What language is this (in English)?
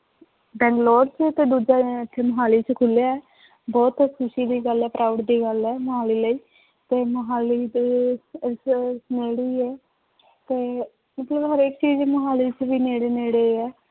Punjabi